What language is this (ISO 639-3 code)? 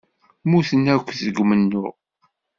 kab